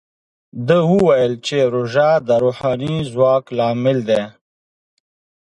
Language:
Pashto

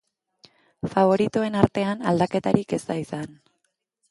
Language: Basque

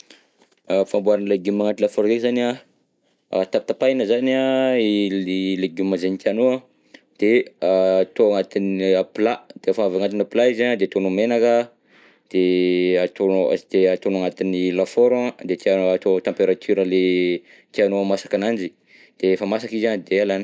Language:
Southern Betsimisaraka Malagasy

